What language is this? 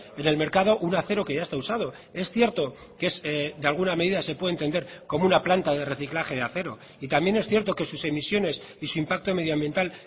Spanish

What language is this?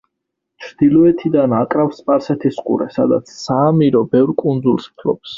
Georgian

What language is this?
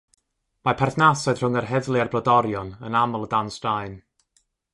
Welsh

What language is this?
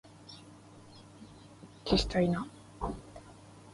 Japanese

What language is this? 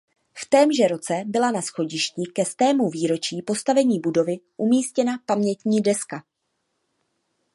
Czech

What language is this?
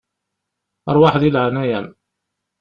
Kabyle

